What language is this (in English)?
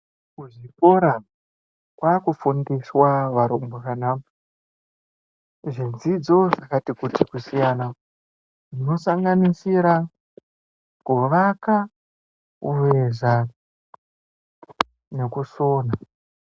Ndau